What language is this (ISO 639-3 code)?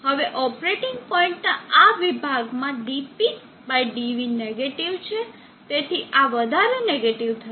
guj